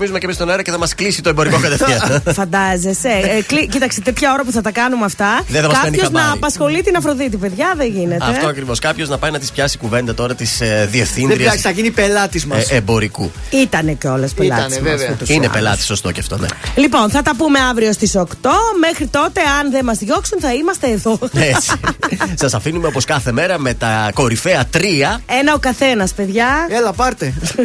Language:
Greek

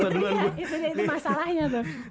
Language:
Indonesian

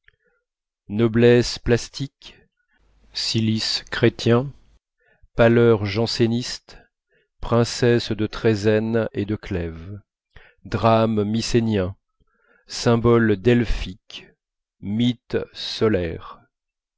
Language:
French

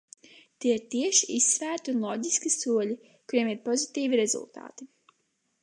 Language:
Latvian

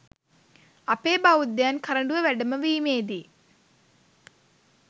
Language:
Sinhala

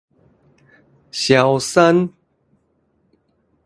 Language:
Min Nan Chinese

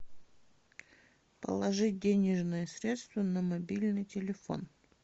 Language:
Russian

